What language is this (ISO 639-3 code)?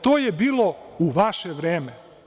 srp